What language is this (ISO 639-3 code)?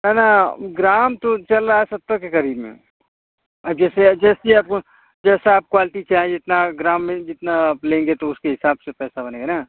hin